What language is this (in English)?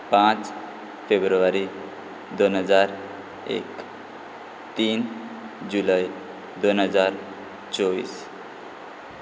Konkani